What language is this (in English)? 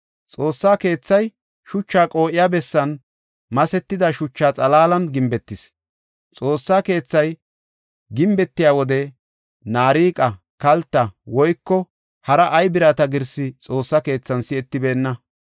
Gofa